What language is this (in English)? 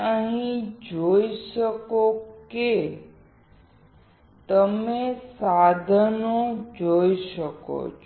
Gujarati